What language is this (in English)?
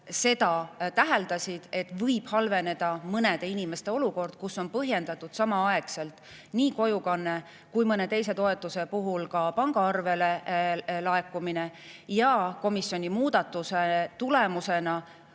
Estonian